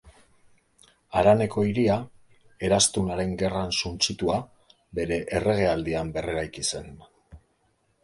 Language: Basque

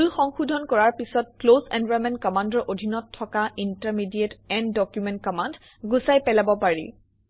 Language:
Assamese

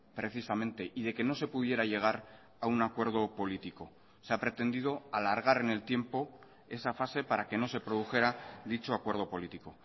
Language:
Spanish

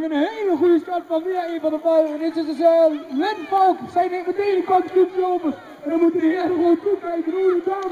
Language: Dutch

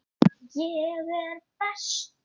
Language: Icelandic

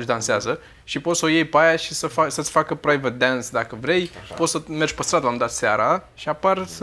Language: Romanian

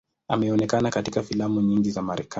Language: Swahili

